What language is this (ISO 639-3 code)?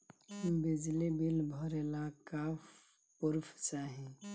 bho